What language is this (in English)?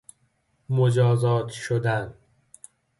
Persian